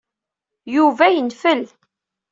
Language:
Kabyle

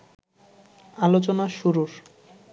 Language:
Bangla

